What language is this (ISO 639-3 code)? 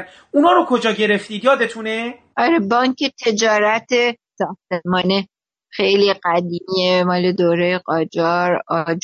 fas